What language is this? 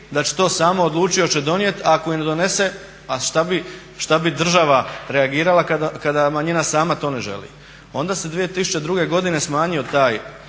Croatian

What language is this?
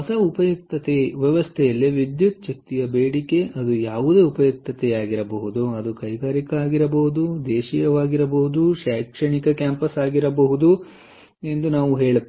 Kannada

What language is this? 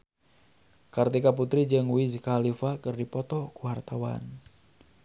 Sundanese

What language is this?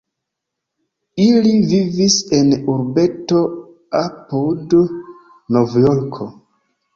Esperanto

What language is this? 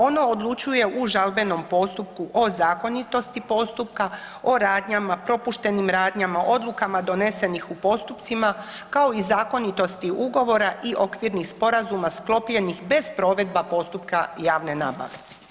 Croatian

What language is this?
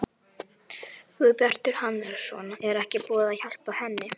Icelandic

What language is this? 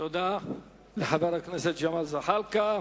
Hebrew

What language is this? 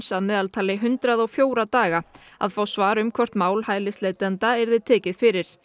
Icelandic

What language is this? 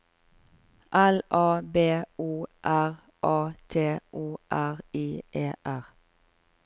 Norwegian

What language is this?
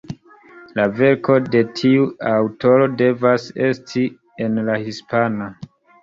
Esperanto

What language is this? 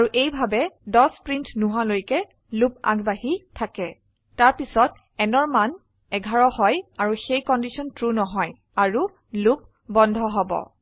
Assamese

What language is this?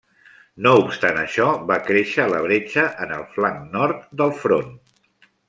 Catalan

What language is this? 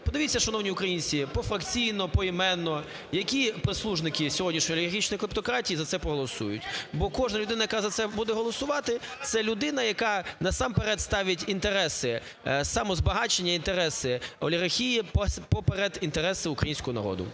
Ukrainian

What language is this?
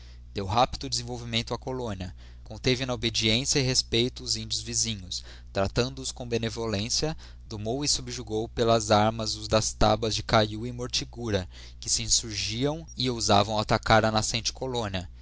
Portuguese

